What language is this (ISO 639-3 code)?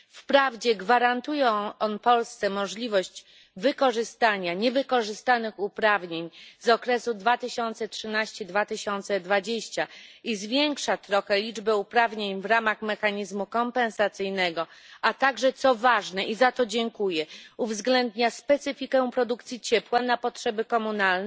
pol